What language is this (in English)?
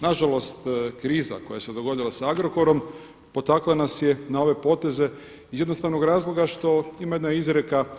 Croatian